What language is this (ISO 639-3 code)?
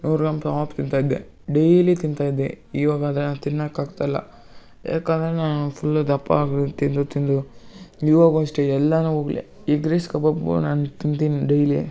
kan